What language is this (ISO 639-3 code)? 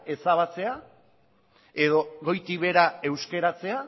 eus